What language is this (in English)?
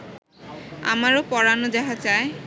Bangla